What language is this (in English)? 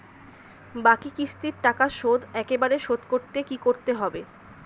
Bangla